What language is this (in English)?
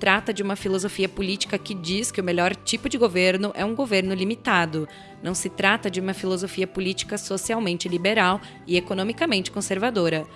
Portuguese